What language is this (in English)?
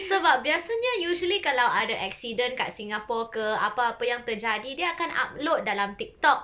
English